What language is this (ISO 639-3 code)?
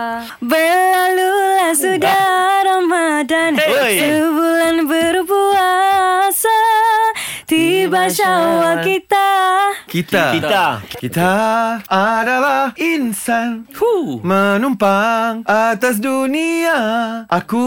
msa